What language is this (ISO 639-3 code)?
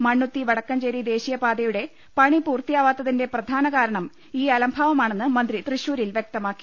mal